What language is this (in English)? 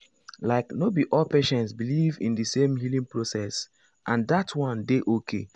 Nigerian Pidgin